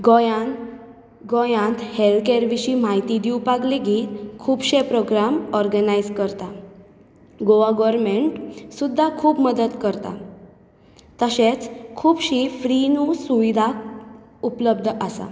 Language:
Konkani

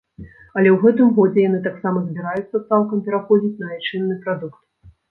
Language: Belarusian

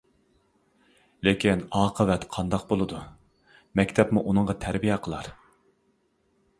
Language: Uyghur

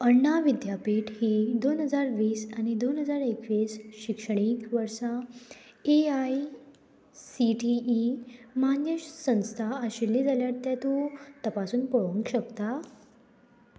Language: Konkani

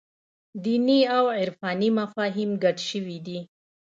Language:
Pashto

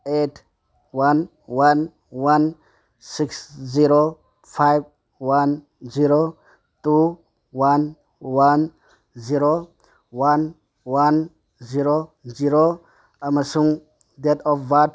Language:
Manipuri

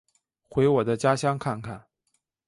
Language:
Chinese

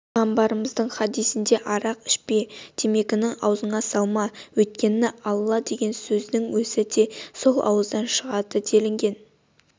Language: Kazakh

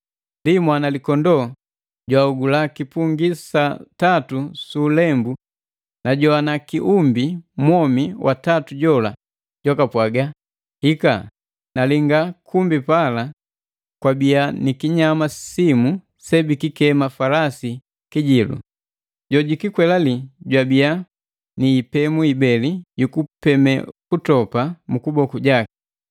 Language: Matengo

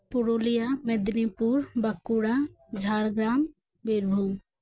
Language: Santali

